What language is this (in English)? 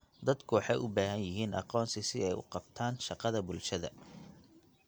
Somali